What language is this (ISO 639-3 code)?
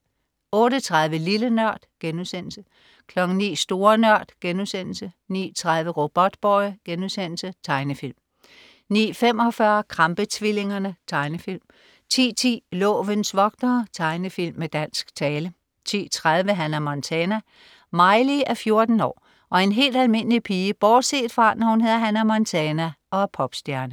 dan